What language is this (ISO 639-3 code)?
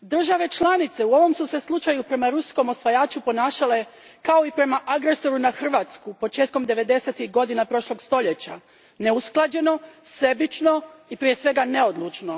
hrv